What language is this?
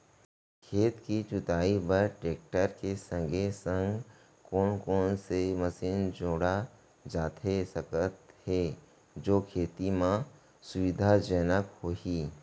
Chhattisgarhi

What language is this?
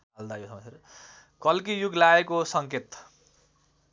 Nepali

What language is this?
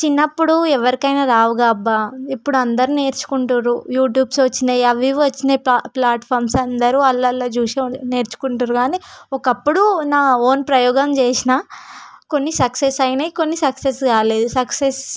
Telugu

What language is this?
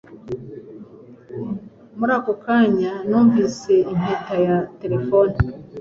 Kinyarwanda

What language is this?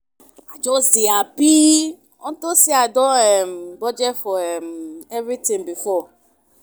Nigerian Pidgin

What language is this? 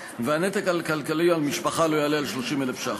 Hebrew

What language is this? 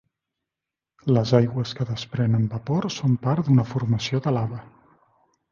Catalan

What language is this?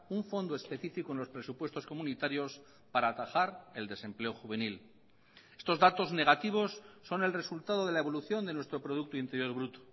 Spanish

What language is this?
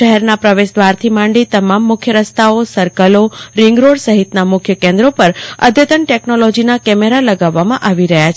Gujarati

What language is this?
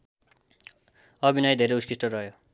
Nepali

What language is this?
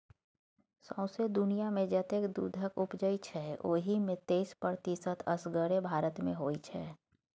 Maithili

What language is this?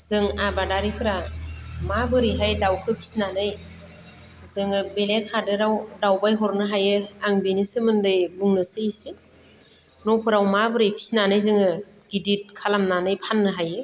Bodo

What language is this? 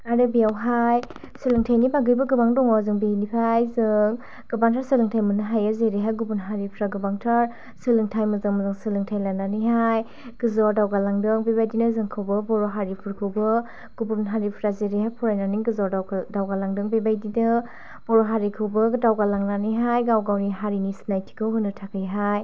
Bodo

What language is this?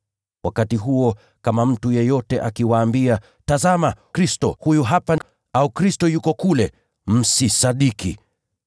Swahili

